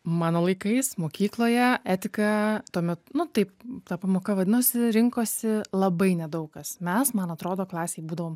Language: Lithuanian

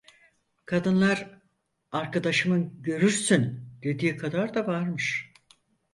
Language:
Turkish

